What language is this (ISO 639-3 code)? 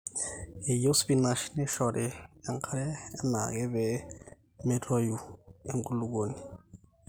mas